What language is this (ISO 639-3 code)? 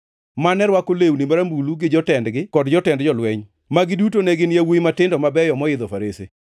luo